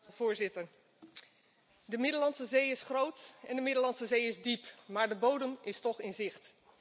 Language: Dutch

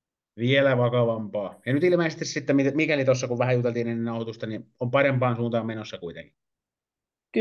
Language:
Finnish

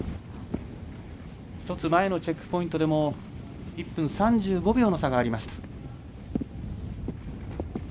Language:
Japanese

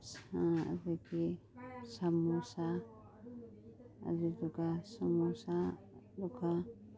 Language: Manipuri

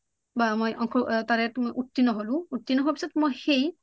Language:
Assamese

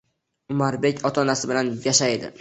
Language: Uzbek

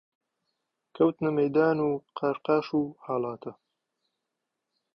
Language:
Central Kurdish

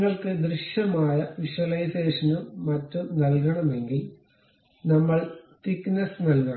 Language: Malayalam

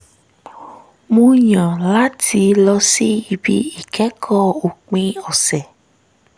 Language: Yoruba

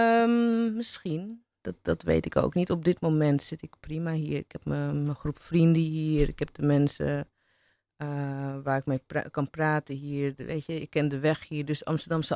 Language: Dutch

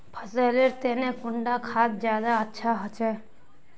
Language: Magahi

